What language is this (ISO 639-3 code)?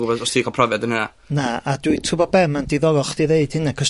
cym